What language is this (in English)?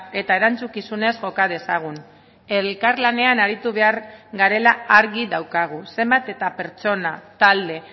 Basque